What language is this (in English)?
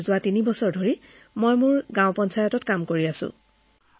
Assamese